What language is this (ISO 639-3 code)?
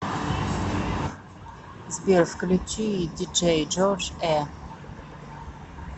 rus